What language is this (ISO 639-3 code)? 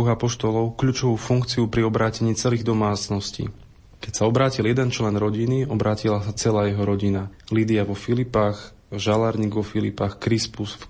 slk